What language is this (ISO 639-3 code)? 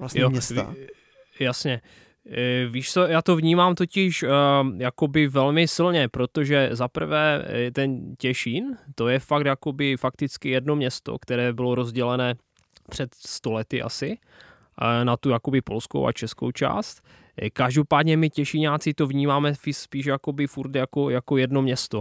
ces